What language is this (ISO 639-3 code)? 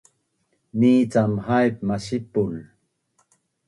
bnn